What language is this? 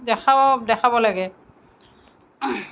Assamese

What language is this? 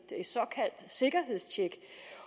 Danish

